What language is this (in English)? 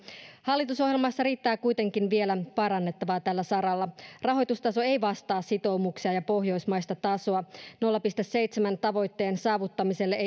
Finnish